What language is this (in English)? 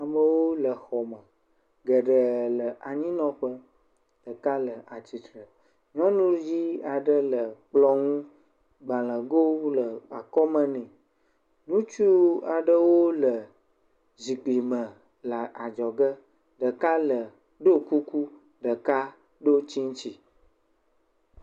Ewe